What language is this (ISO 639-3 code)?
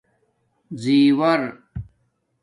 dmk